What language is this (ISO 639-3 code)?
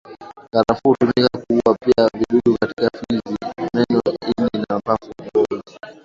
swa